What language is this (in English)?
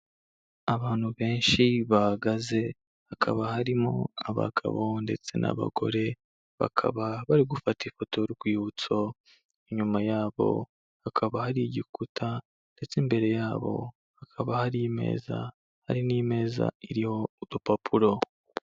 Kinyarwanda